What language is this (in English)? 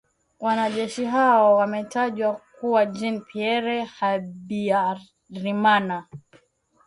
Swahili